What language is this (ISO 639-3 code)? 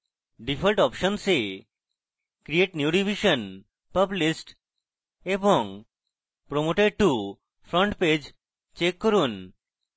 ben